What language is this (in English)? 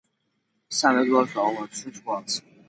Georgian